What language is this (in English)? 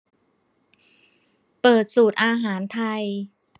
Thai